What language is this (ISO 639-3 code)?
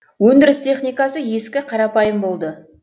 kaz